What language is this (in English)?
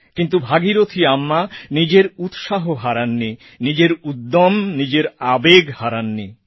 Bangla